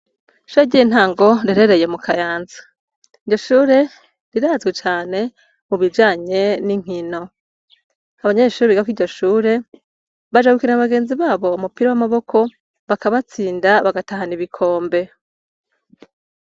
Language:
Rundi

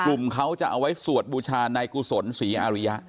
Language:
Thai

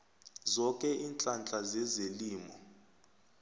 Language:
South Ndebele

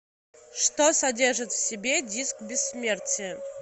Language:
Russian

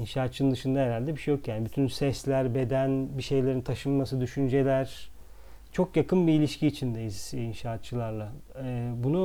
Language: Turkish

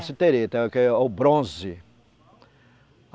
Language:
Portuguese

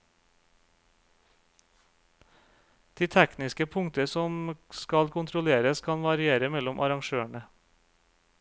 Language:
Norwegian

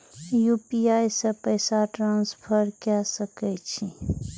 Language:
Maithili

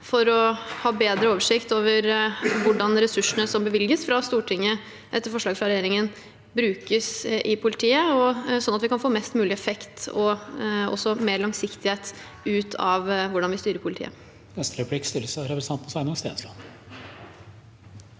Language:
Norwegian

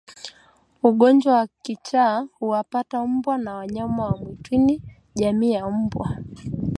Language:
Swahili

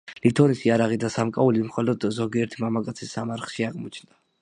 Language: Georgian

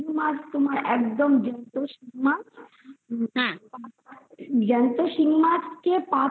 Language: Bangla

